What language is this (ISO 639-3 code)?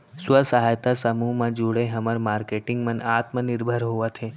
hne